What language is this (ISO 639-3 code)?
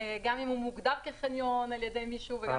heb